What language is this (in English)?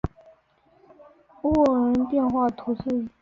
Chinese